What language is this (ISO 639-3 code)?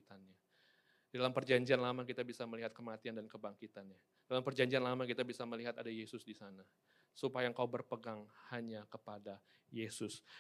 ind